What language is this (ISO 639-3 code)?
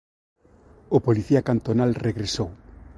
glg